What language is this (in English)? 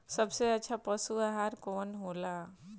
Bhojpuri